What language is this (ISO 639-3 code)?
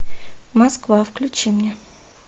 rus